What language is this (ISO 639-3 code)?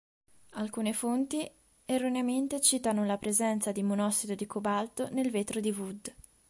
ita